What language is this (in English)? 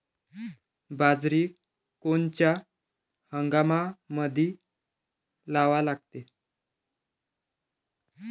Marathi